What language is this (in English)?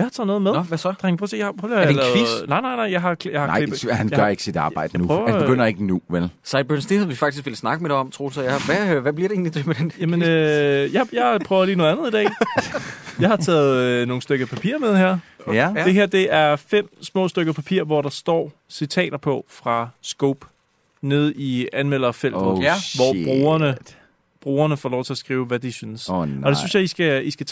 Danish